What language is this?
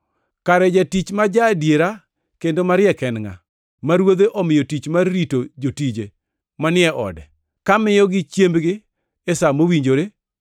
Luo (Kenya and Tanzania)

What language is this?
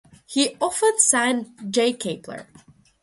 English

